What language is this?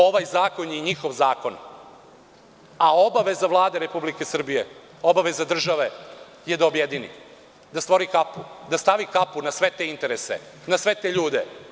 Serbian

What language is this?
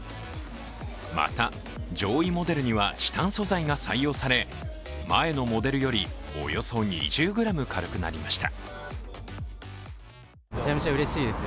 Japanese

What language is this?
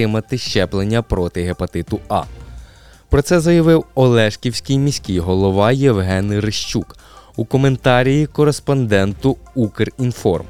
Ukrainian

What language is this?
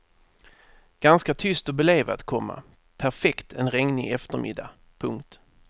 Swedish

